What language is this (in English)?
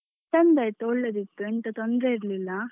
Kannada